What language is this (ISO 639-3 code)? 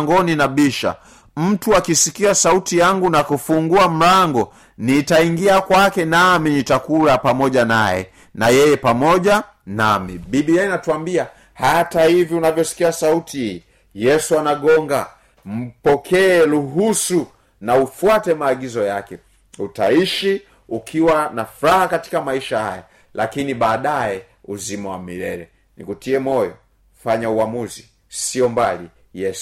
swa